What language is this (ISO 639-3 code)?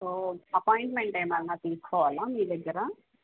tel